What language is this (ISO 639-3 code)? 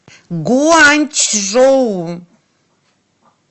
rus